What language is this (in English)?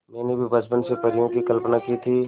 Hindi